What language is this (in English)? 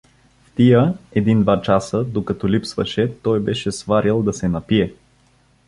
Bulgarian